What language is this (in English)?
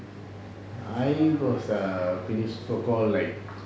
English